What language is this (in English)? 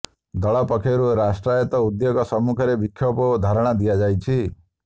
Odia